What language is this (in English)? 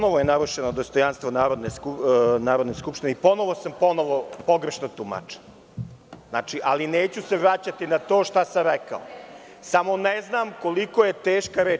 Serbian